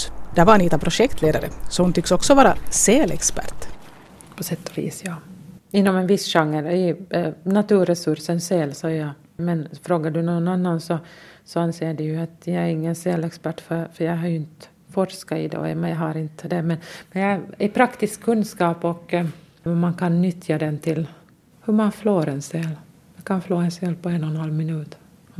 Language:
Swedish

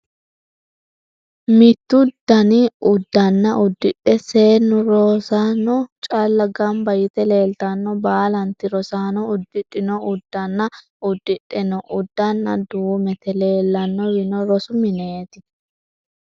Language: Sidamo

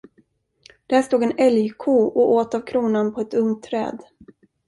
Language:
Swedish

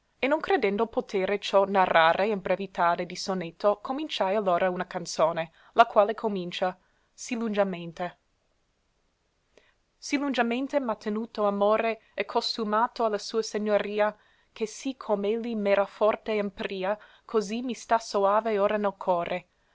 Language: Italian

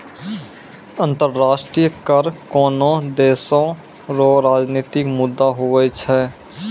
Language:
Maithili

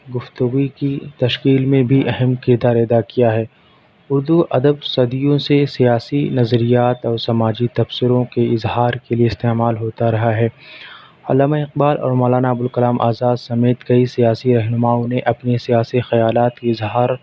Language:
Urdu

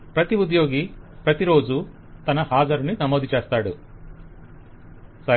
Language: Telugu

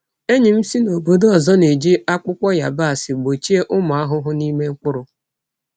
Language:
Igbo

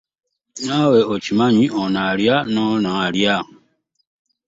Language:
Ganda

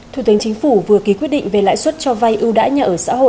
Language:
Vietnamese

